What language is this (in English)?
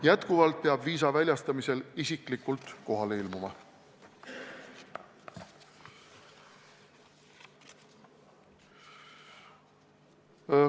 Estonian